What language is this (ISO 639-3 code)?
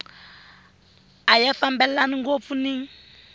tso